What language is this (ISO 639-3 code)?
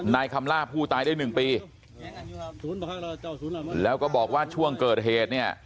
tha